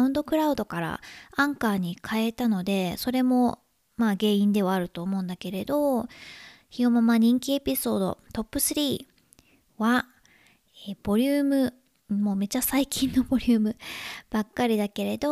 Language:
Japanese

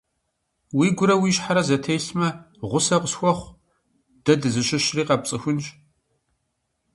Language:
Kabardian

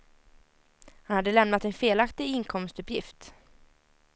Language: Swedish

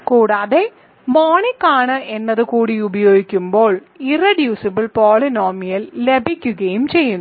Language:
Malayalam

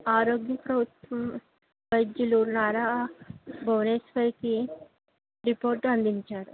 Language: Telugu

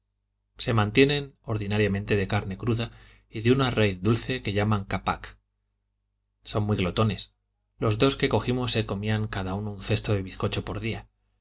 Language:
Spanish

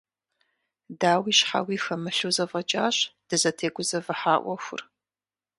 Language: Kabardian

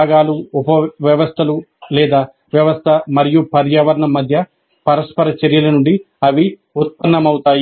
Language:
Telugu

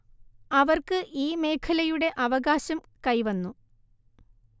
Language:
Malayalam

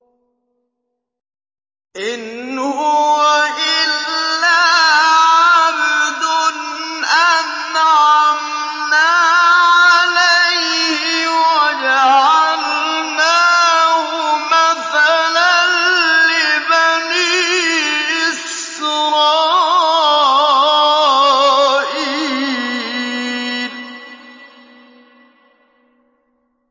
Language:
Arabic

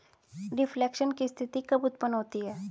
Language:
Hindi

